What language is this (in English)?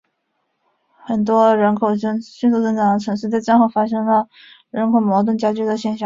Chinese